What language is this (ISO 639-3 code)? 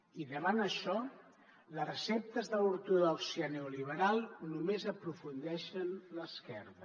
cat